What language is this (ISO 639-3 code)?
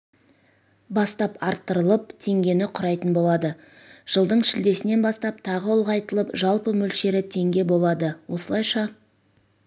kaz